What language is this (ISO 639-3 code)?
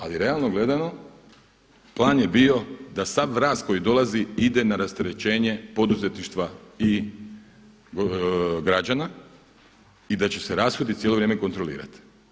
hrv